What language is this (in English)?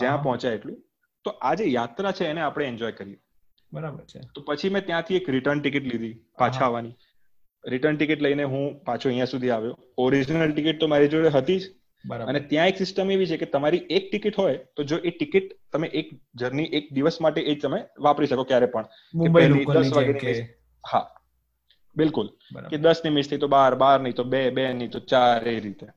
Gujarati